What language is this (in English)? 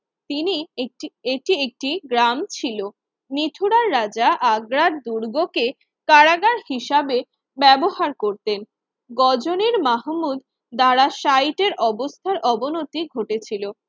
Bangla